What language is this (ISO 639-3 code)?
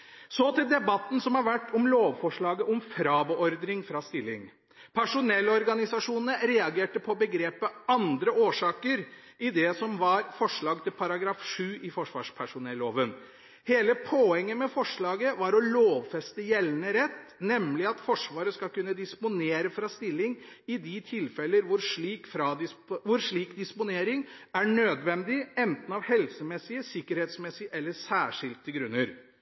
nob